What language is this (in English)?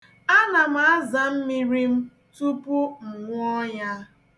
Igbo